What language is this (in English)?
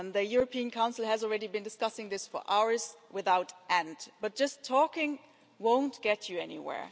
English